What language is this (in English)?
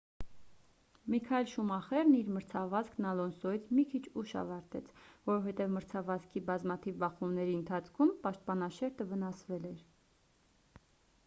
Armenian